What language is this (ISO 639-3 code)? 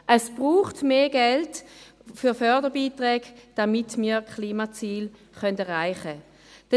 gsw